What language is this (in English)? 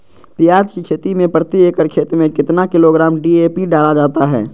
Magahi